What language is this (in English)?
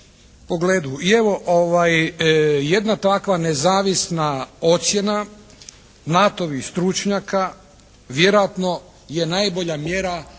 Croatian